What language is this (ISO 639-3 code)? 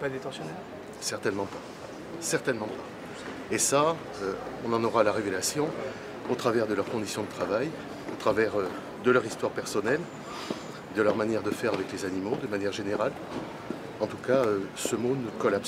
fra